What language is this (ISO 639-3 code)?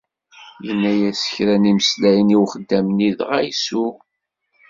kab